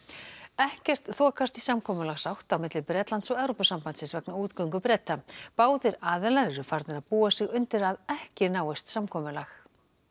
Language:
Icelandic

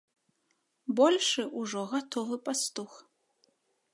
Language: Belarusian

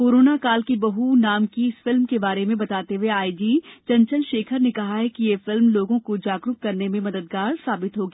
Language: Hindi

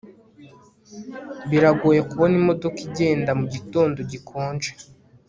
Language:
Kinyarwanda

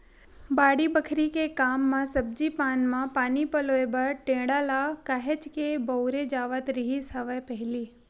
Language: Chhattisgarhi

